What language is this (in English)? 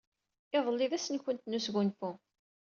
Kabyle